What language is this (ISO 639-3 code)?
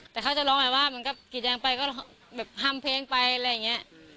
tha